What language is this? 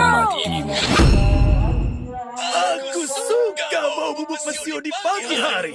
Indonesian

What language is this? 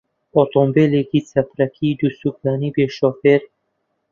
Central Kurdish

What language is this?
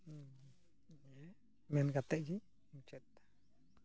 Santali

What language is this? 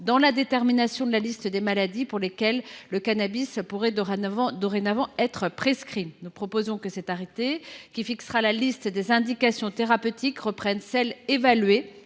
French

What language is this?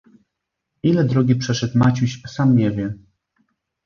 Polish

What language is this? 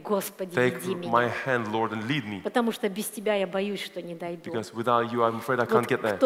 Russian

